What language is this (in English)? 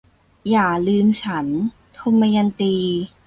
Thai